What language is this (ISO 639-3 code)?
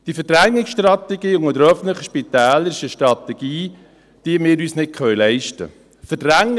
gsw